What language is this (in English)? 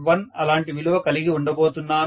Telugu